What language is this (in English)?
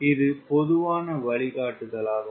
Tamil